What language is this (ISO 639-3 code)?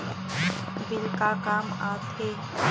hne